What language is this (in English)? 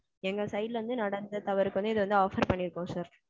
Tamil